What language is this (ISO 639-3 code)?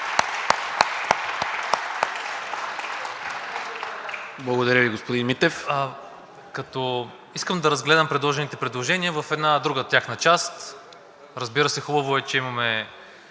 bul